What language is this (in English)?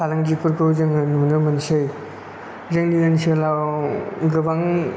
Bodo